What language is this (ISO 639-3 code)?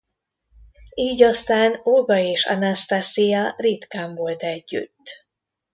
hun